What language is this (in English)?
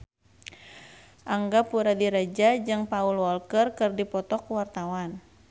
Sundanese